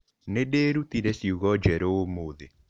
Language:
Kikuyu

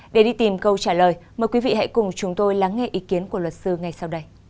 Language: Vietnamese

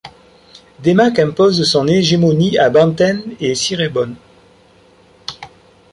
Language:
French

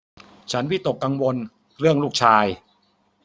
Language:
Thai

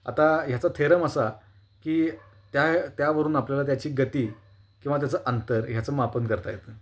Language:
Marathi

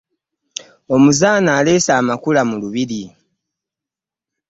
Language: Ganda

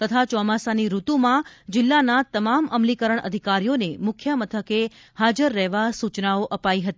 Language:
Gujarati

